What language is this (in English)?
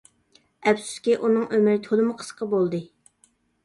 Uyghur